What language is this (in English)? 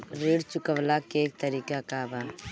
Bhojpuri